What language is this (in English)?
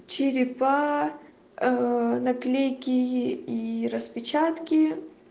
Russian